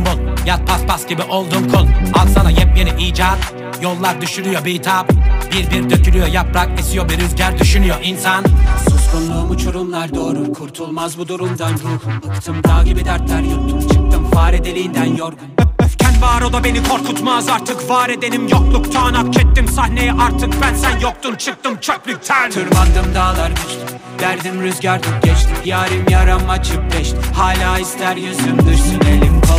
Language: Turkish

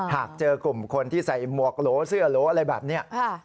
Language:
Thai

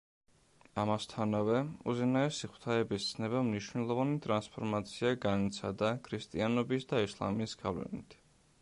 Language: Georgian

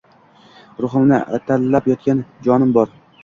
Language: Uzbek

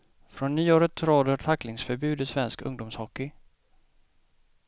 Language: Swedish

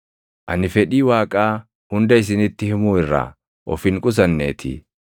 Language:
Oromo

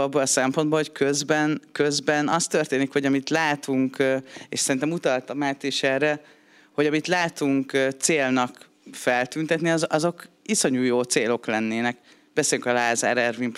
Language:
Hungarian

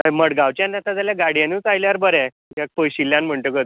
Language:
Konkani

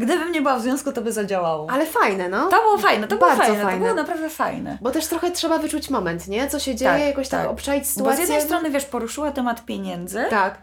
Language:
Polish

